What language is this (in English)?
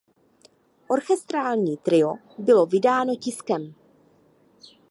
Czech